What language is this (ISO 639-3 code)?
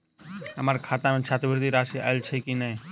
mai